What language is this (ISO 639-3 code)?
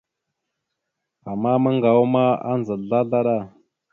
mxu